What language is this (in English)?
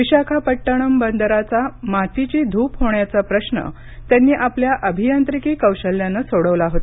Marathi